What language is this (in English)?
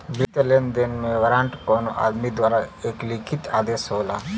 Bhojpuri